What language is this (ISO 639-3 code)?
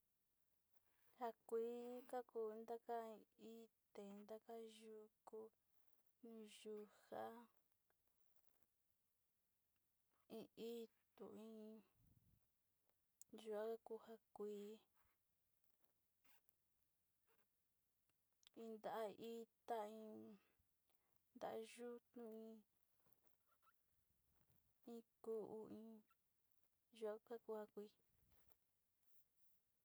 xti